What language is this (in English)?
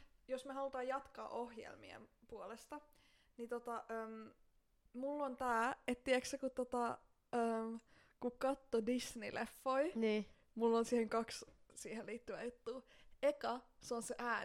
Finnish